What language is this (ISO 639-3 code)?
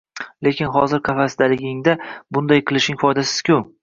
uzb